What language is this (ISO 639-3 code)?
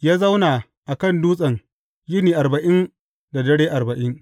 hau